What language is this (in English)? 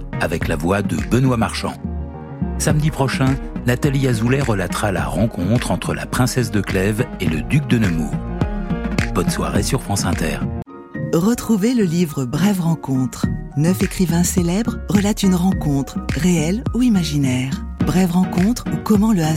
French